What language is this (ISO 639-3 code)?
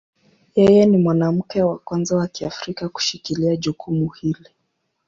swa